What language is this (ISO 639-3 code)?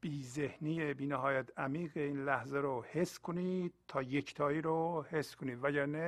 fas